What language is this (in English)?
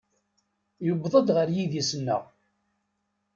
Kabyle